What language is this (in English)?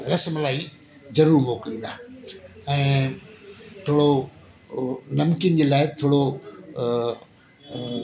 Sindhi